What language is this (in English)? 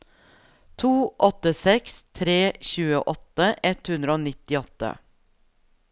Norwegian